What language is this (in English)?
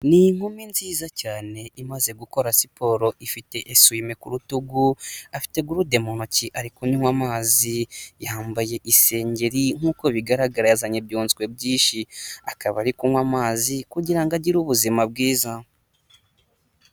Kinyarwanda